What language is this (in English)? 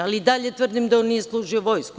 Serbian